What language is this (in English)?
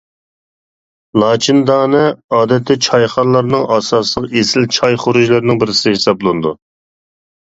Uyghur